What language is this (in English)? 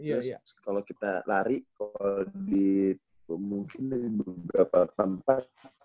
Indonesian